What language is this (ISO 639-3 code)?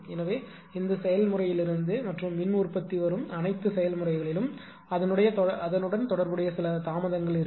tam